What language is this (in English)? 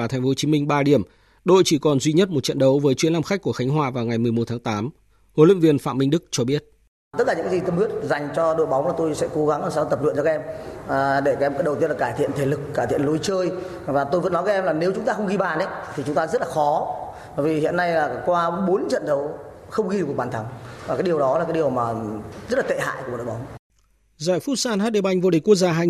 Vietnamese